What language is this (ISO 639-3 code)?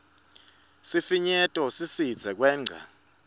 ssw